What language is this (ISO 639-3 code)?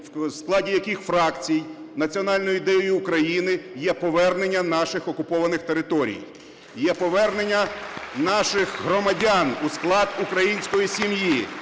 ukr